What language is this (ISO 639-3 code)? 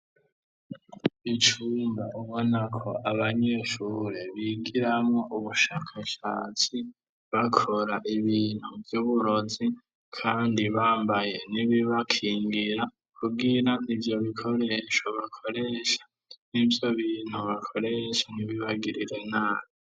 run